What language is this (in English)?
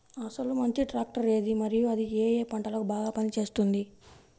Telugu